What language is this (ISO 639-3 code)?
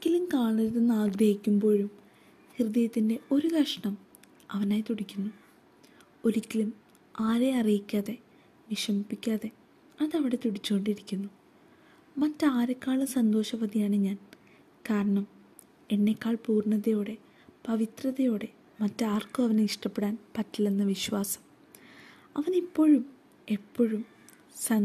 mal